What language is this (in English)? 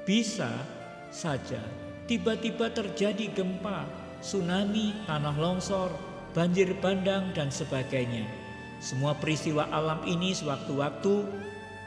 Indonesian